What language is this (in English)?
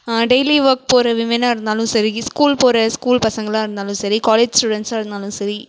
Tamil